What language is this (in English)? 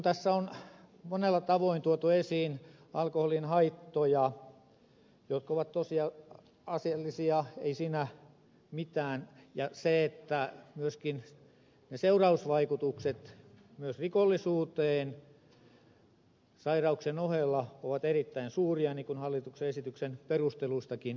Finnish